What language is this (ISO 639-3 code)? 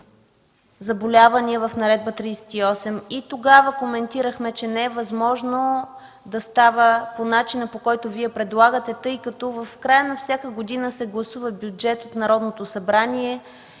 bul